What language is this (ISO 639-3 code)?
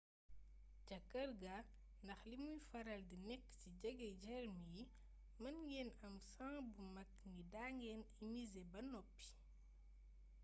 wol